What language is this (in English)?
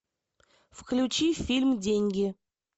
Russian